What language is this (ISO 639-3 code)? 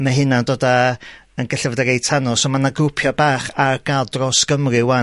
cym